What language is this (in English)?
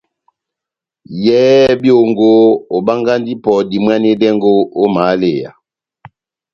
Batanga